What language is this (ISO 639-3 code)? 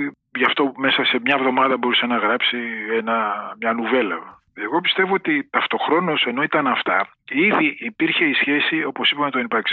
ell